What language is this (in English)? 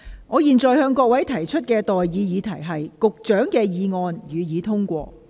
Cantonese